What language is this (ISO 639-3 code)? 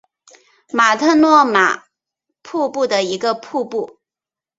zho